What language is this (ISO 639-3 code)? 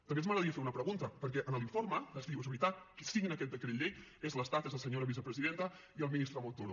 cat